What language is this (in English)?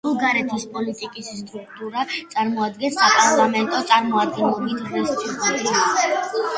Georgian